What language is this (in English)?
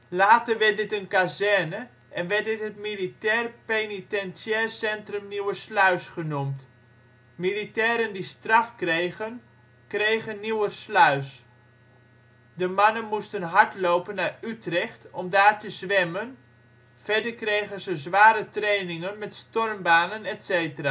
Dutch